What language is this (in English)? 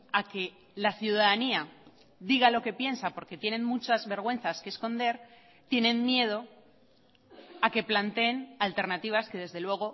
Spanish